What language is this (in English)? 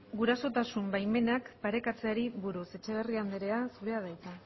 Basque